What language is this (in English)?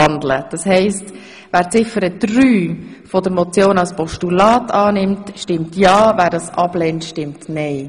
Swiss German